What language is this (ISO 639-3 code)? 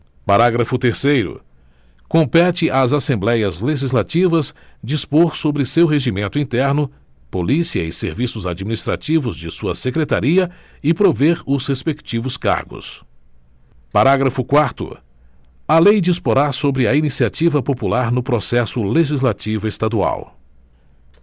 por